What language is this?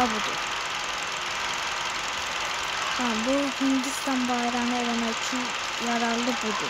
Turkish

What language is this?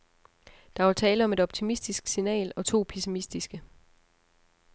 Danish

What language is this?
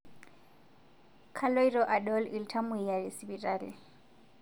Masai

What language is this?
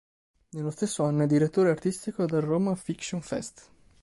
Italian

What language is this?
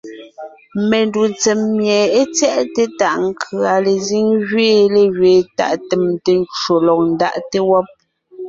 Ngiemboon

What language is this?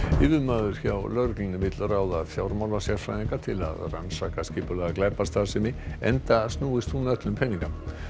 Icelandic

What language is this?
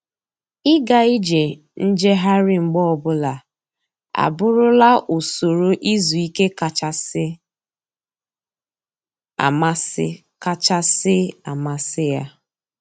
Igbo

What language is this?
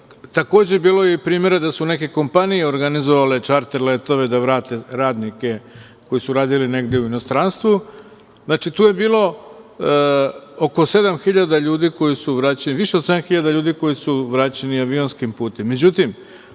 Serbian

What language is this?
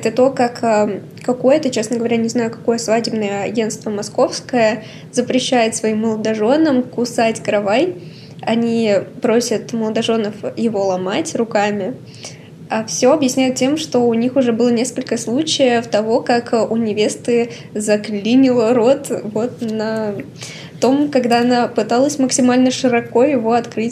Russian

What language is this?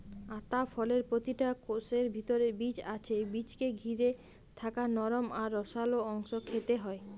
Bangla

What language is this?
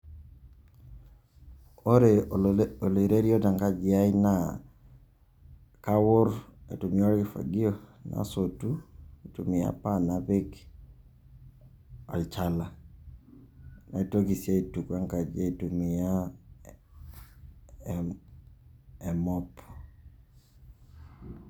Masai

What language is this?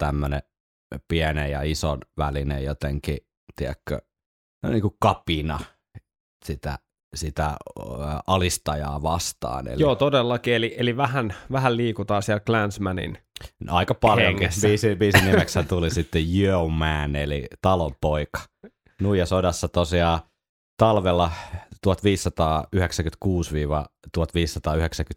Finnish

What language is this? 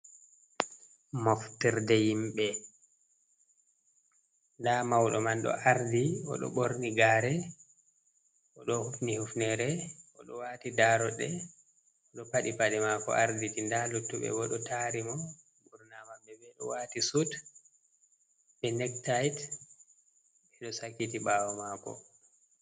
Fula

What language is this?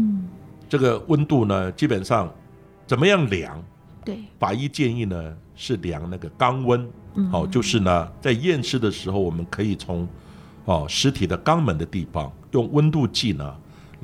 Chinese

